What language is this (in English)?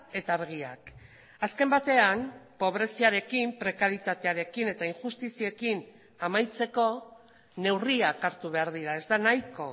Basque